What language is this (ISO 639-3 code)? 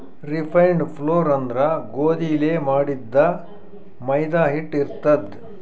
kan